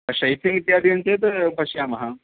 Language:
Sanskrit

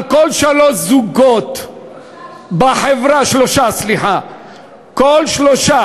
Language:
Hebrew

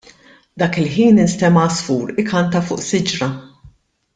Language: Maltese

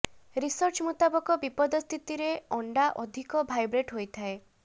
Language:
Odia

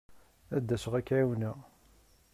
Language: Kabyle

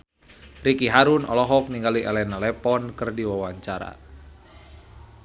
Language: Sundanese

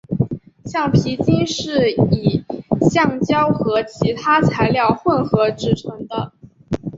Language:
Chinese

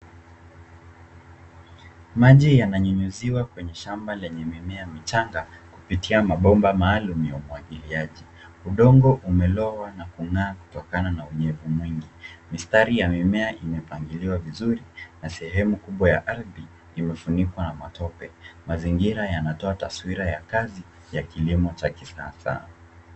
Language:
Swahili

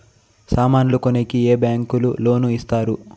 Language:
Telugu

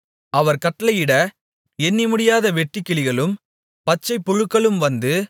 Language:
Tamil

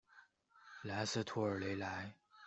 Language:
Chinese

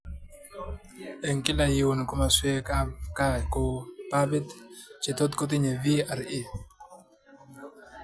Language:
Kalenjin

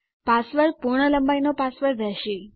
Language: Gujarati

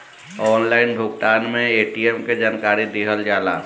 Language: Bhojpuri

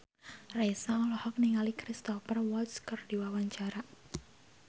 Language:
Sundanese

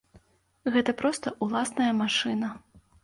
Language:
Belarusian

